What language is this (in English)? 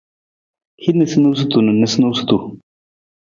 Nawdm